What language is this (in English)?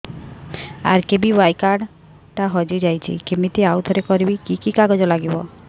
Odia